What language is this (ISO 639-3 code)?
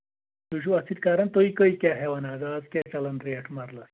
kas